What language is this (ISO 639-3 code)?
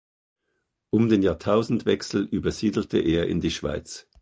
deu